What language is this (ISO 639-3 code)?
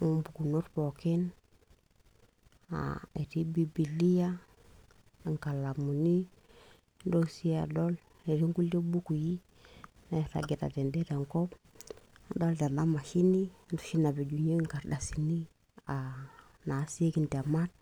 mas